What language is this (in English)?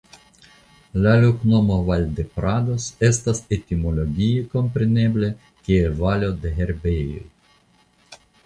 Esperanto